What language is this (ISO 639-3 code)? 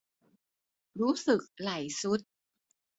tha